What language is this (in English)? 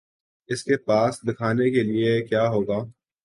Urdu